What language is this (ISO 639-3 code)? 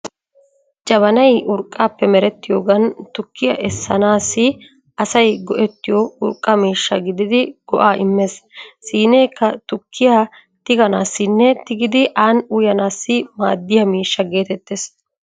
wal